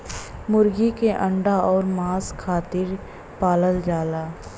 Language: Bhojpuri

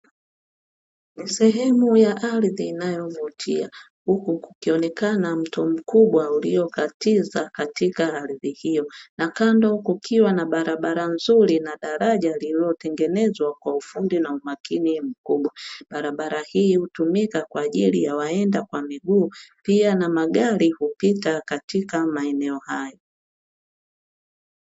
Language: Swahili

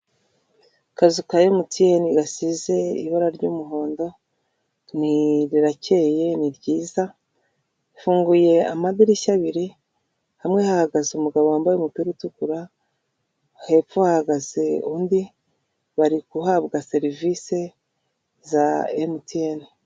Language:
Kinyarwanda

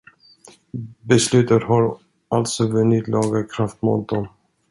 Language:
Swedish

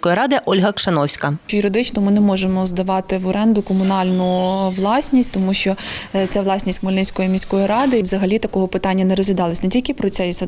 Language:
Ukrainian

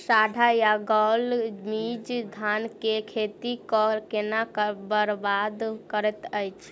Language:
Maithili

